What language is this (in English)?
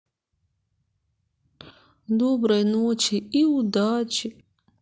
Russian